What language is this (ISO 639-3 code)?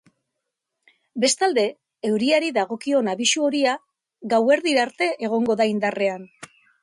eus